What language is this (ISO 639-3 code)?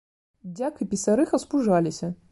bel